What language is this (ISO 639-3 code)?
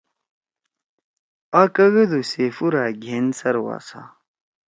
trw